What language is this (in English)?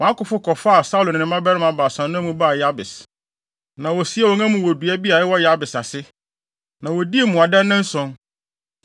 Akan